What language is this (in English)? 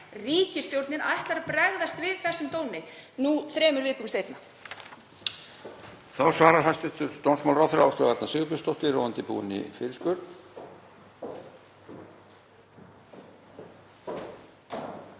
Icelandic